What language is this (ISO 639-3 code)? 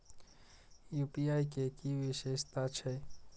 mai